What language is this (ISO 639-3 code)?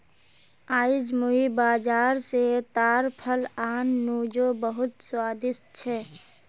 mag